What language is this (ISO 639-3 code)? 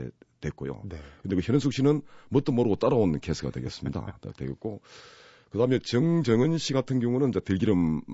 kor